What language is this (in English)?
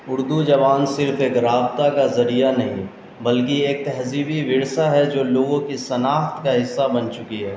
Urdu